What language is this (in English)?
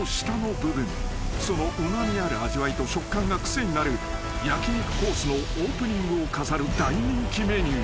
Japanese